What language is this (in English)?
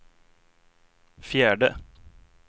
Swedish